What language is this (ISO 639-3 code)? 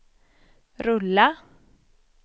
swe